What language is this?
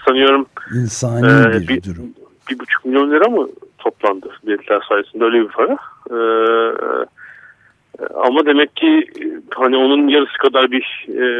Turkish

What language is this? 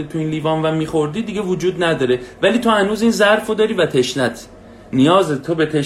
Persian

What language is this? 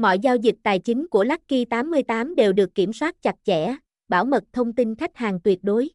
Vietnamese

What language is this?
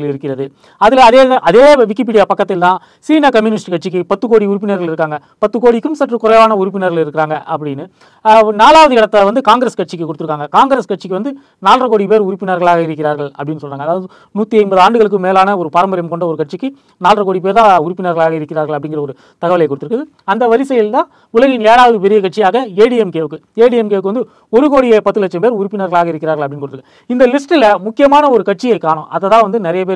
Romanian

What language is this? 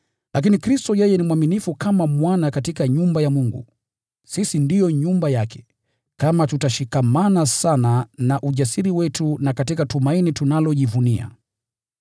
Swahili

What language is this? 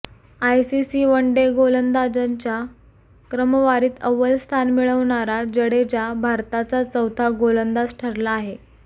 Marathi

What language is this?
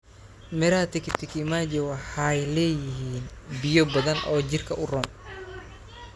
Somali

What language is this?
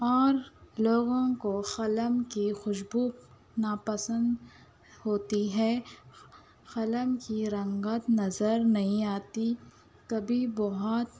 Urdu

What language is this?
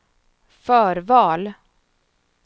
Swedish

